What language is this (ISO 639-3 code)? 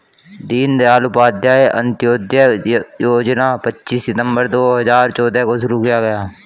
hin